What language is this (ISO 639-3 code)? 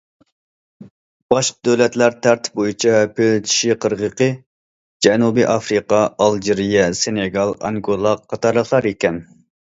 uig